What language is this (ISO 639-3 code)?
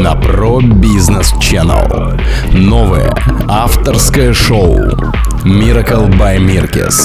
rus